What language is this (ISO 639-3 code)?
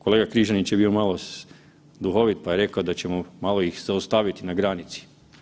hrv